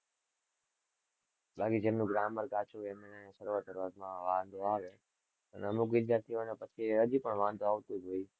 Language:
Gujarati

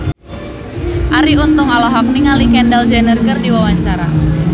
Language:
Sundanese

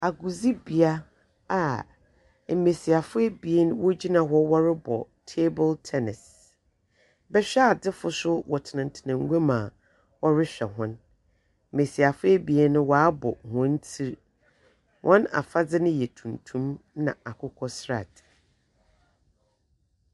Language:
Akan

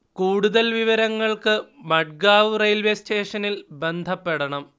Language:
Malayalam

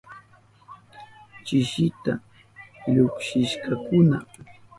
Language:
Southern Pastaza Quechua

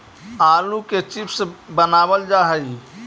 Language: Magahi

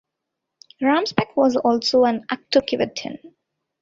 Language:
English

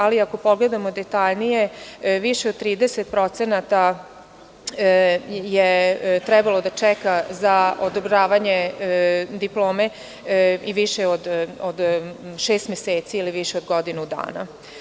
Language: Serbian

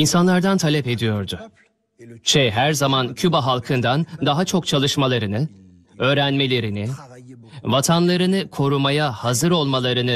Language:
Turkish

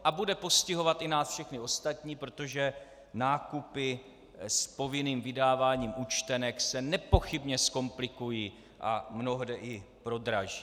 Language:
Czech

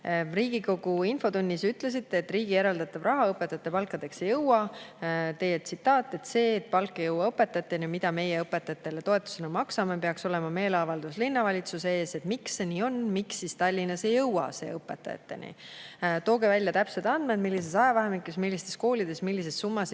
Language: Estonian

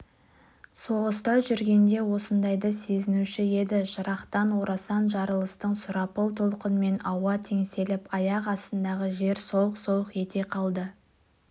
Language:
Kazakh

